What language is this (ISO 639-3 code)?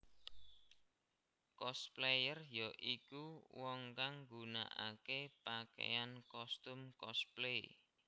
jav